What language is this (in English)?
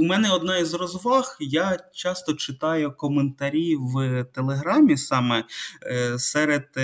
Ukrainian